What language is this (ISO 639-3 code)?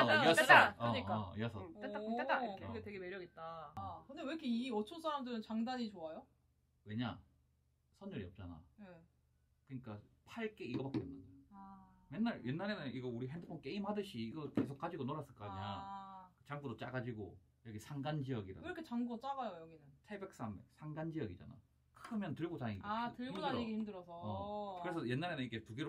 kor